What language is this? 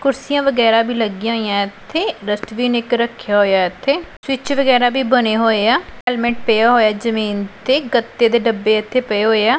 Punjabi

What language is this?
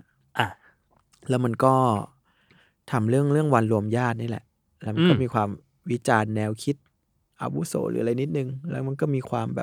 Thai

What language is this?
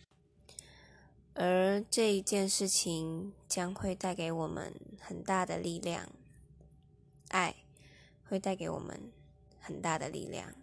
Chinese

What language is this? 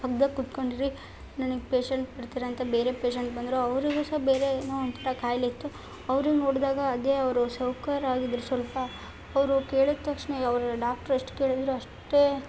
Kannada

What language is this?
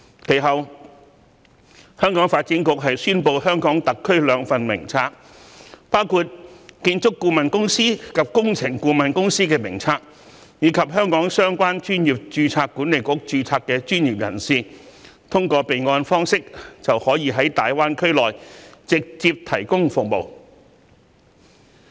Cantonese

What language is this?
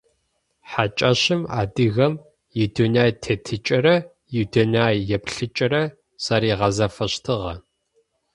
Adyghe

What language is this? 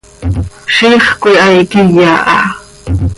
Seri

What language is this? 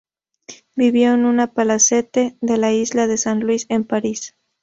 Spanish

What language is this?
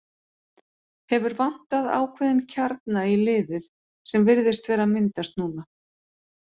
Icelandic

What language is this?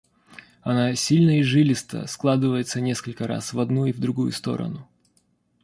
Russian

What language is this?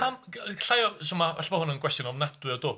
Welsh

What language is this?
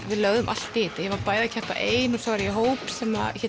Icelandic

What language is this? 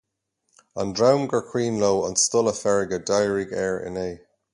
Irish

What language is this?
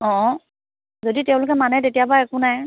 Assamese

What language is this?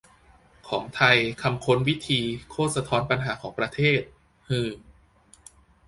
Thai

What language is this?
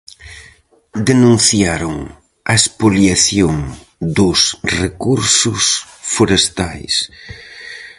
Galician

